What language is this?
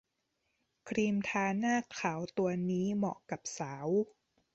Thai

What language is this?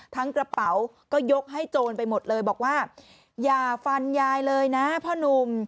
Thai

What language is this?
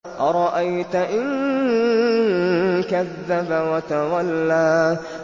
Arabic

